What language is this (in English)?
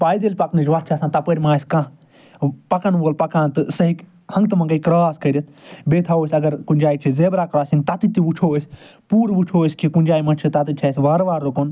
Kashmiri